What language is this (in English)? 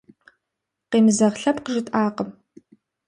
Kabardian